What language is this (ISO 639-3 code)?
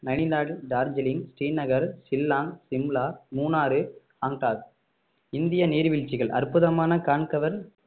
tam